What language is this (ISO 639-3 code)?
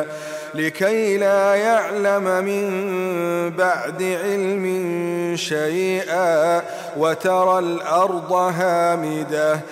ara